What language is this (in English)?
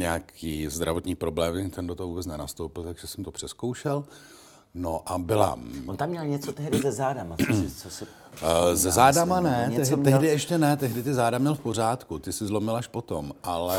Czech